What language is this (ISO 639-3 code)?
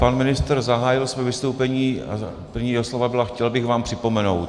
ces